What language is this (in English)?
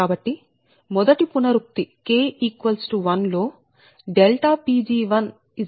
Telugu